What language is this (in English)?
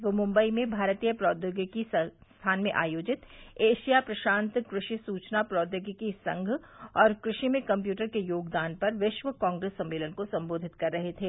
Hindi